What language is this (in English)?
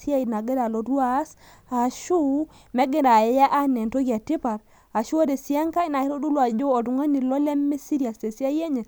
Masai